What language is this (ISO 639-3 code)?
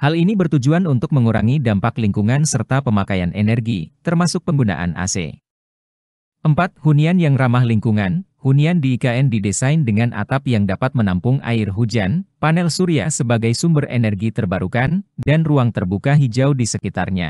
ind